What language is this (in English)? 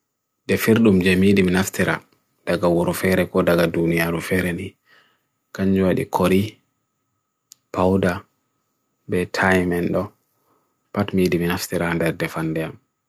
Bagirmi Fulfulde